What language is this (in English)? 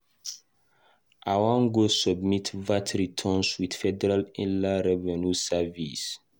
Nigerian Pidgin